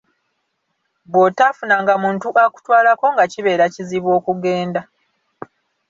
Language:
Ganda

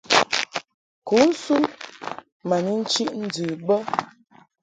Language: Mungaka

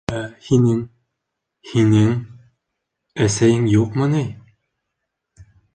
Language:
Bashkir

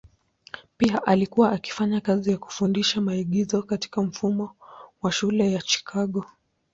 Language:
Swahili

